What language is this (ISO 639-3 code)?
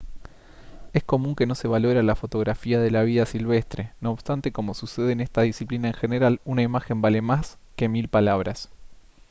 spa